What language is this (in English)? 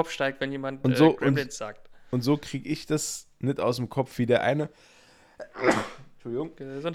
German